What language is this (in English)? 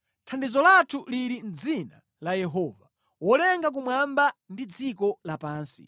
Nyanja